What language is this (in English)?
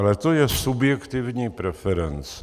Czech